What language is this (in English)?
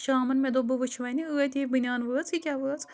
Kashmiri